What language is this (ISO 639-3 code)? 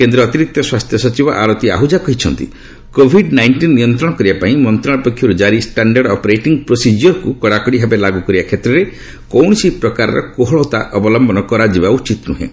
ori